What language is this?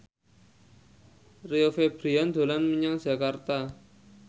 Javanese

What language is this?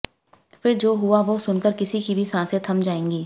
Hindi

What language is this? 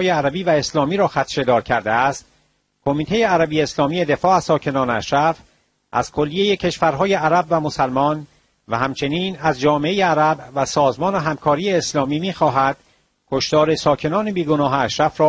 Persian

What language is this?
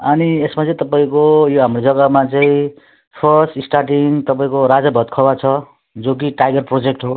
Nepali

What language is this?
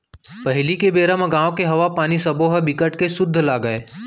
Chhattisgarhi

